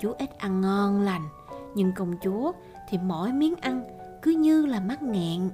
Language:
Vietnamese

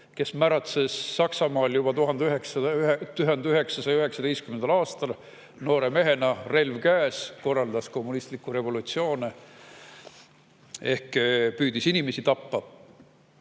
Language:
Estonian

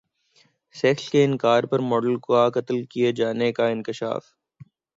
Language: Urdu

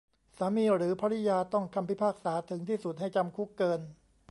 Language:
Thai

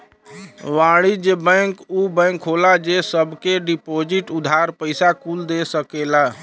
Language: Bhojpuri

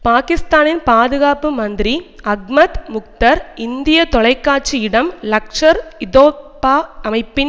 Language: Tamil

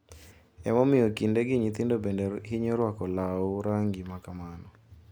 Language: Luo (Kenya and Tanzania)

